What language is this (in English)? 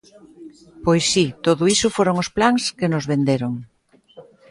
Galician